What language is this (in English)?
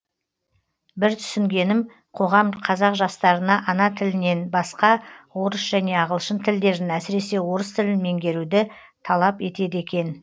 Kazakh